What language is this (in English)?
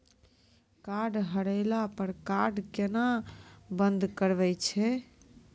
Maithili